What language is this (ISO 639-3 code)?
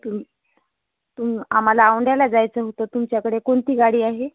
mar